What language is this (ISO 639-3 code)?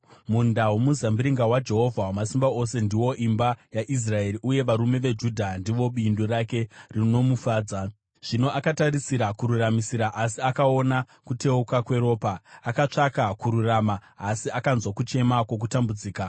sna